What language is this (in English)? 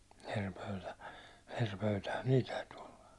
Finnish